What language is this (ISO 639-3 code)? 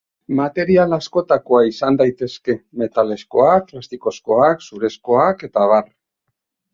eus